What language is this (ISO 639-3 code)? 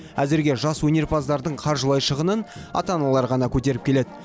kaz